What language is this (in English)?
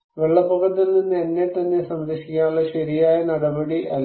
Malayalam